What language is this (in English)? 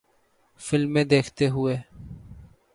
Urdu